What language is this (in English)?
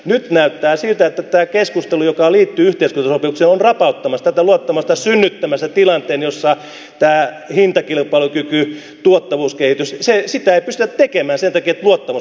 Finnish